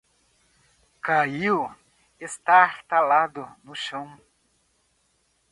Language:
Portuguese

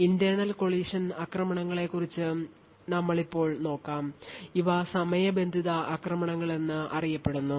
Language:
Malayalam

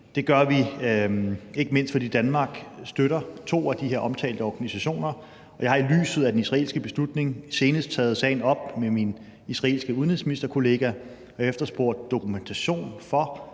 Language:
Danish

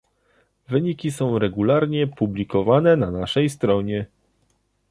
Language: Polish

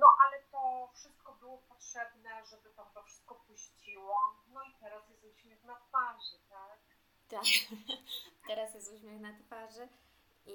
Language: Polish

